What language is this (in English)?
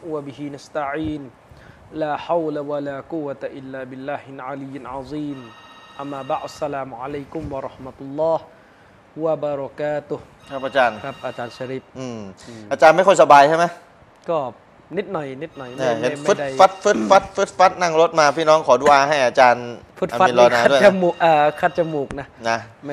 Thai